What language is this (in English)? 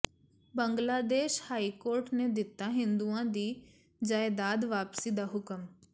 Punjabi